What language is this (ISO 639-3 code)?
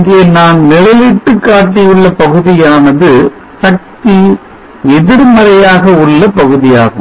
tam